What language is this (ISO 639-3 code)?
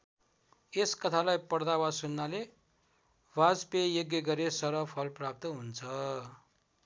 nep